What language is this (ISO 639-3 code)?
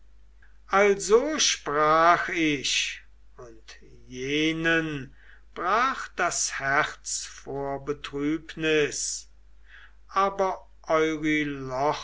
deu